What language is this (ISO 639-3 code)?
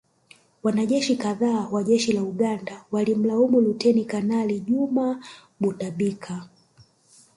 swa